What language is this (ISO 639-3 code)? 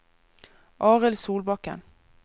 nor